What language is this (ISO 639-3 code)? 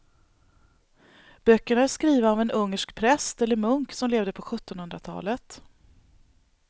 swe